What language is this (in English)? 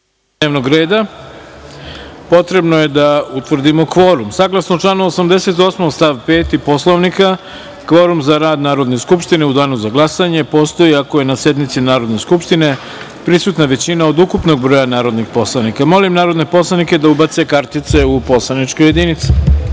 Serbian